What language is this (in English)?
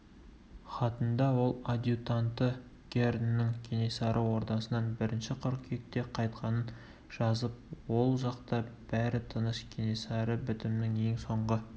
Kazakh